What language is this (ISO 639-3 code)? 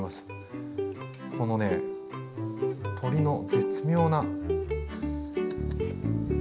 jpn